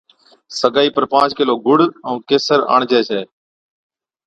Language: Od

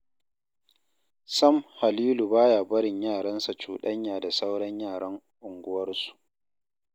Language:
Hausa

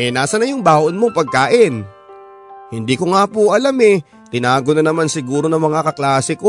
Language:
Filipino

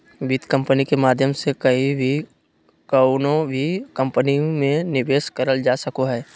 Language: Magahi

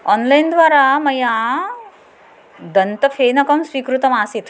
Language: Sanskrit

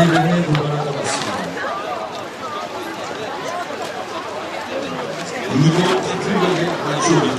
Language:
Korean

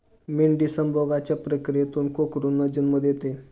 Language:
Marathi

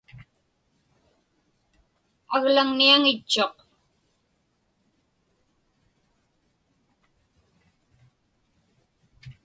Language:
Inupiaq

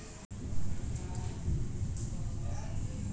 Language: Magahi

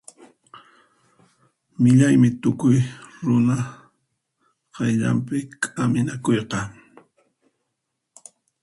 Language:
Puno Quechua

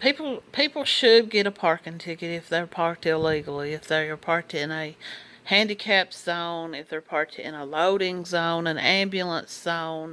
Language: English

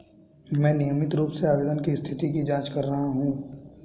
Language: Hindi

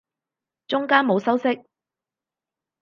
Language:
Cantonese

